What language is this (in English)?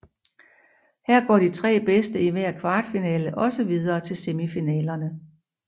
Danish